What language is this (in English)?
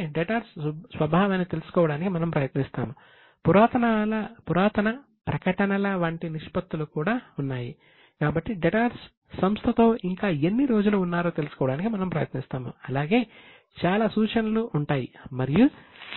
Telugu